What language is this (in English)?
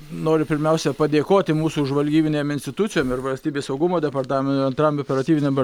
Lithuanian